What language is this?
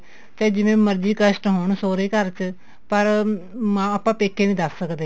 Punjabi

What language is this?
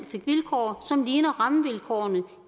Danish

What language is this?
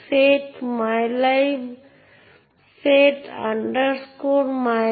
Bangla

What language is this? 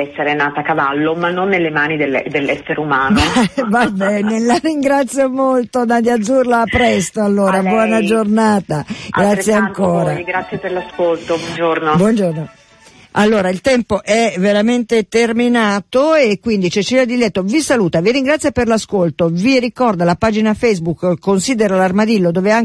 Italian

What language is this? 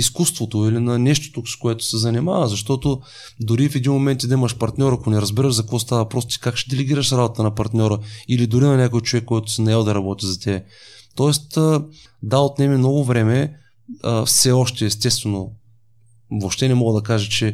Bulgarian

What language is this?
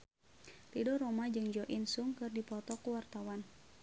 Sundanese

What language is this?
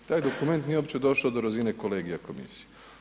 Croatian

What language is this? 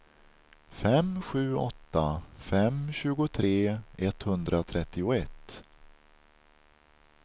Swedish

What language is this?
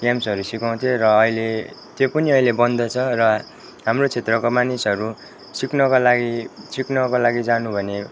Nepali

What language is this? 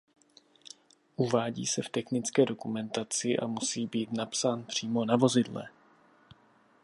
Czech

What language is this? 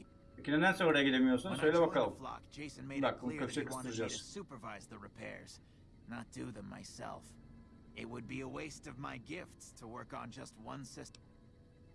Turkish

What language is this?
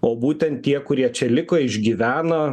Lithuanian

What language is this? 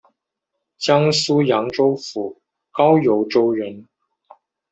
Chinese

